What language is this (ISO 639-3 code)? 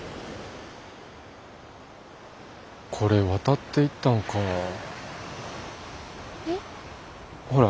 jpn